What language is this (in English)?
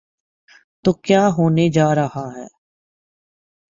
Urdu